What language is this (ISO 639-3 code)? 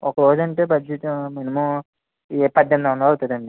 tel